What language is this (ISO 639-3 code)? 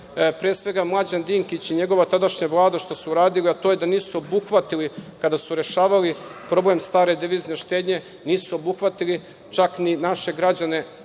srp